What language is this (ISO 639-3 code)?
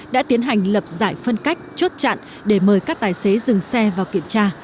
vie